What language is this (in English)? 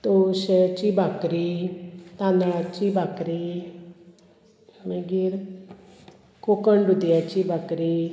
Konkani